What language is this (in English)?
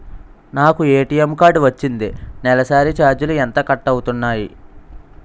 Telugu